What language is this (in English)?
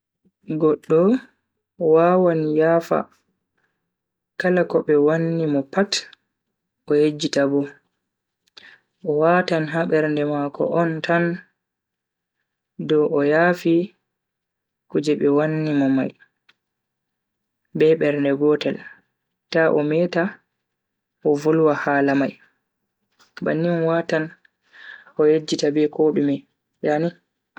Bagirmi Fulfulde